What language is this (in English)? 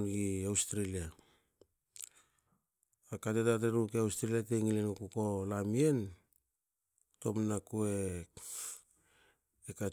Hakö